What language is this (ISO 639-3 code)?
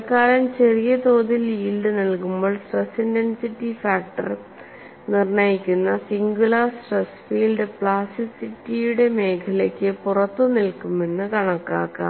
mal